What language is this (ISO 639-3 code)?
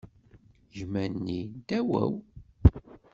kab